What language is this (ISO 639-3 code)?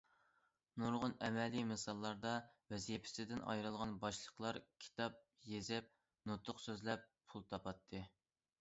uig